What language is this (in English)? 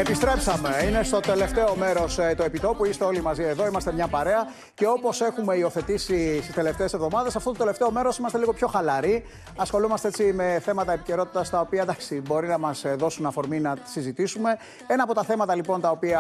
Greek